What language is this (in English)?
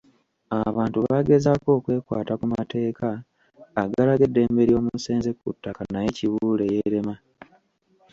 Ganda